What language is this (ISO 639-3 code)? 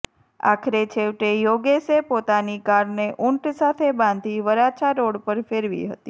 guj